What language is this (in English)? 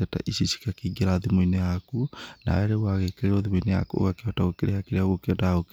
Kikuyu